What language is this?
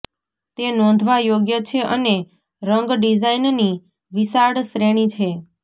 Gujarati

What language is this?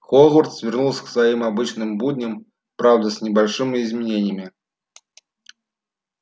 Russian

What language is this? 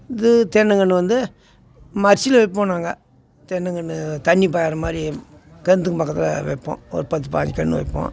Tamil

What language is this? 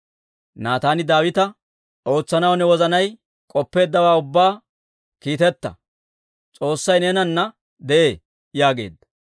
Dawro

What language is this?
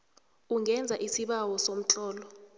South Ndebele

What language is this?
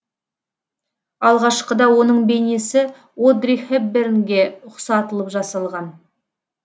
Kazakh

